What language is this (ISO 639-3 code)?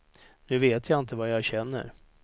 swe